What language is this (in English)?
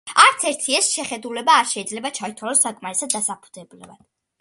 Georgian